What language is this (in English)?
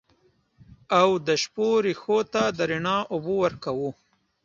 Pashto